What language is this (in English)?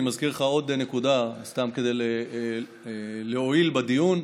Hebrew